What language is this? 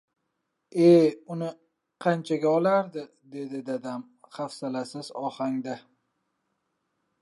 Uzbek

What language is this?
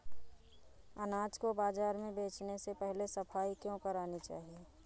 Hindi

